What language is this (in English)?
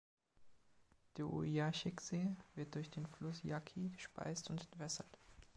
German